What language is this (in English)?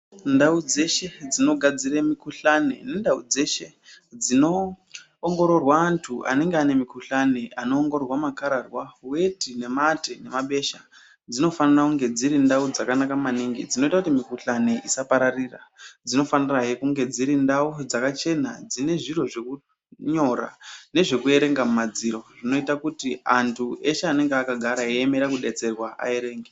Ndau